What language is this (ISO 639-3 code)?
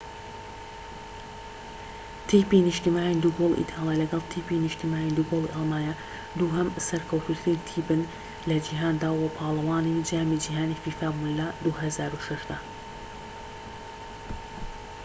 ckb